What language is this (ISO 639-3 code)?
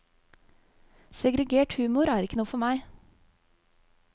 nor